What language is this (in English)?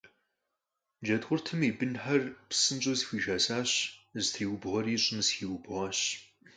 Kabardian